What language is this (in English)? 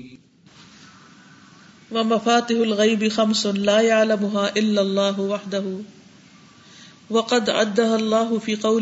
Urdu